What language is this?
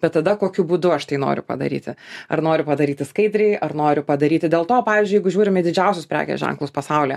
Lithuanian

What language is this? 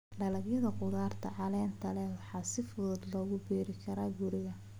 Somali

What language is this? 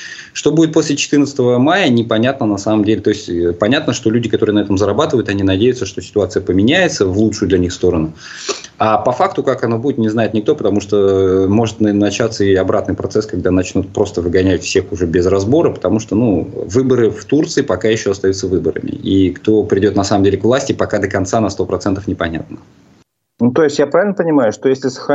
Russian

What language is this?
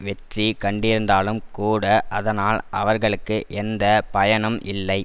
Tamil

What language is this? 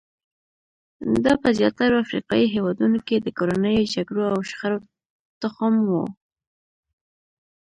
Pashto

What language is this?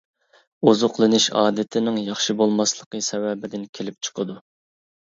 Uyghur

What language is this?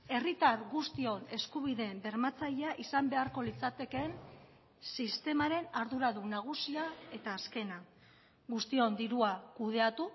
Basque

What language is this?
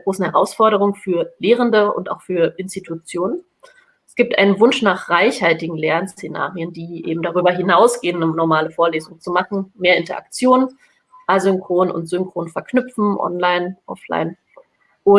German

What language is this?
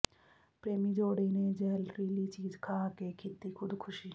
Punjabi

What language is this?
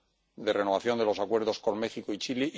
Spanish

